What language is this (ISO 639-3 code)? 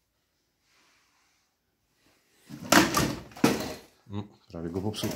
pol